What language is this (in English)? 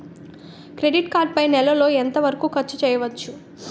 Telugu